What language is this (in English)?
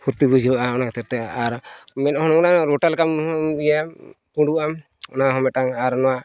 Santali